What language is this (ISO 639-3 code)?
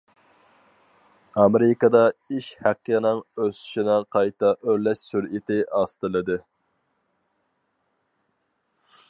uig